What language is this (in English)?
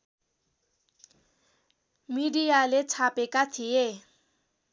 Nepali